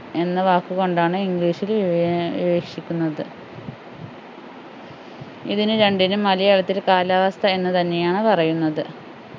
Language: Malayalam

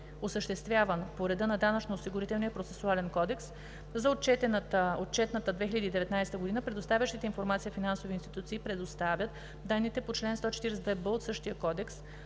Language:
Bulgarian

